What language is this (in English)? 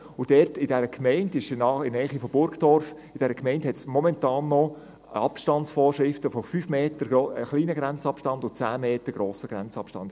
Swiss German